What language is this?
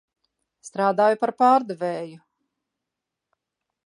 Latvian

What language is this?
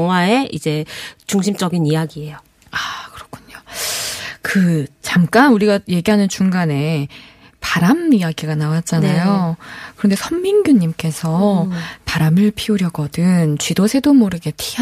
Korean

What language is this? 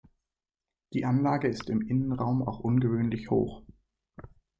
German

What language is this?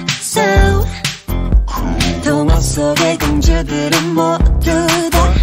Vietnamese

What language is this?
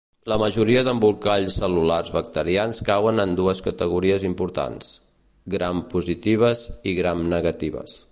Catalan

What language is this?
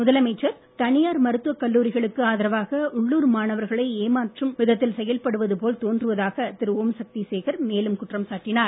Tamil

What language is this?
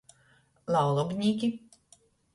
Latgalian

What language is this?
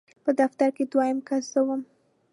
Pashto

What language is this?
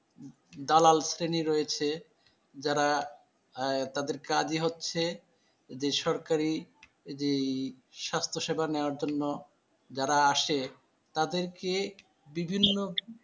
Bangla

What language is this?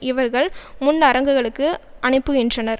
Tamil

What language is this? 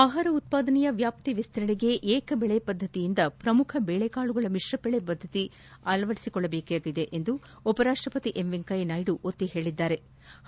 Kannada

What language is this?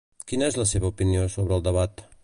Catalan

